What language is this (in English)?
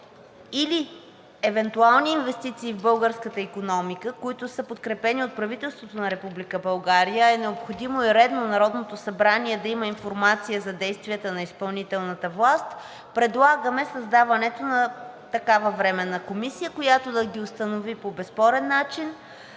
Bulgarian